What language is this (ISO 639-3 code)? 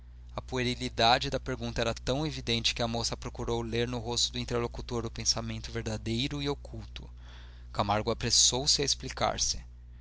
por